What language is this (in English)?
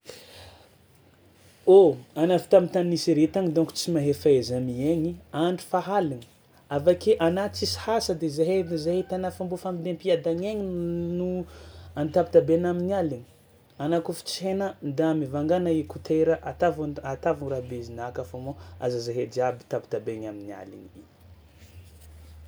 Tsimihety Malagasy